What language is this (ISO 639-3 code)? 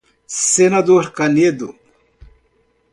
por